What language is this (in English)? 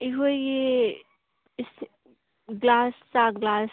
Manipuri